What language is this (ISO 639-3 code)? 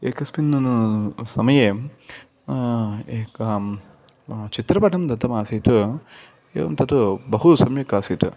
san